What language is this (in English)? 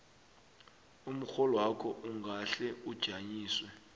South Ndebele